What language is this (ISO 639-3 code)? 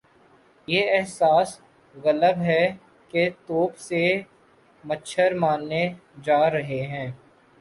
urd